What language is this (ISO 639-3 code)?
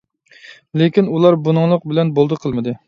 uig